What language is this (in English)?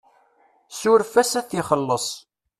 Kabyle